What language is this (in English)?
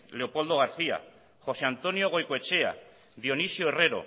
Basque